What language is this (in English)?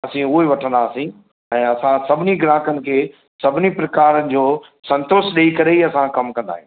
Sindhi